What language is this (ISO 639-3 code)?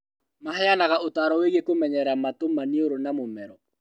kik